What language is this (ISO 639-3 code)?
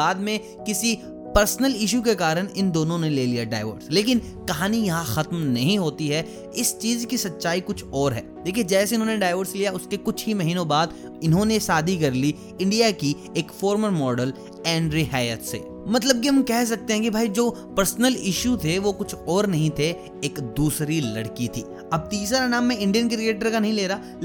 hin